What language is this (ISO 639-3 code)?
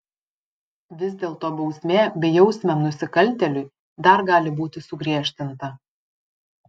lit